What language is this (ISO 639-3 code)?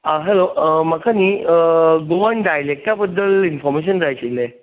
kok